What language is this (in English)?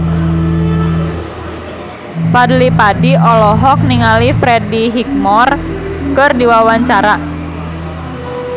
Sundanese